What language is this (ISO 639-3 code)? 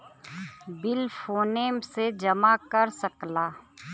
bho